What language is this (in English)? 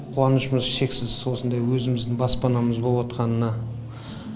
Kazakh